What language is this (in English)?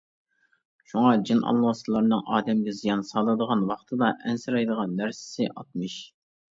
Uyghur